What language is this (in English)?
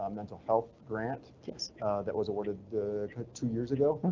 English